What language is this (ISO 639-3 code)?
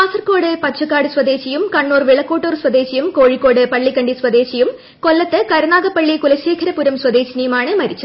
mal